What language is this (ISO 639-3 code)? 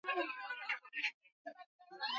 swa